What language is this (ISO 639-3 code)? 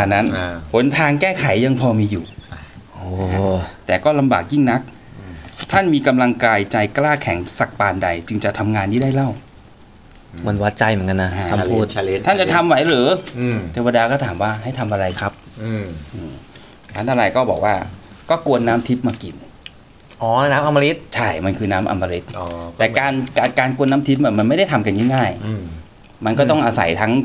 tha